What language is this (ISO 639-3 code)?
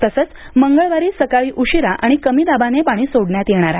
mar